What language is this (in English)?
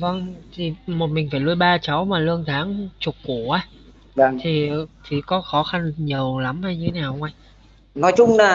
Vietnamese